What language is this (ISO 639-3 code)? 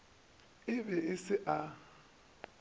nso